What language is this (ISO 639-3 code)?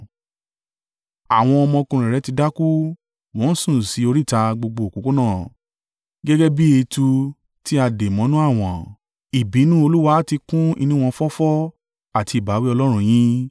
yor